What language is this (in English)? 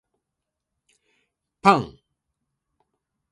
Japanese